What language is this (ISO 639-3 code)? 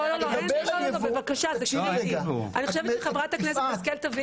heb